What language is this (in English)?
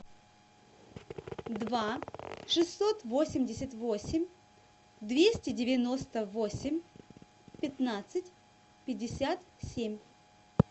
Russian